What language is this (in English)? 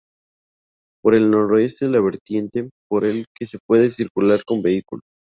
Spanish